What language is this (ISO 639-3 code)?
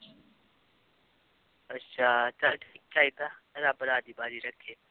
pan